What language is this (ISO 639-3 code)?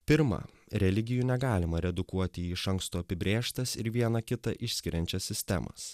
lit